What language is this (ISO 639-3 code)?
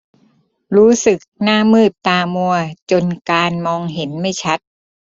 tha